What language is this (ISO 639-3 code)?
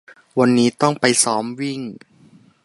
tha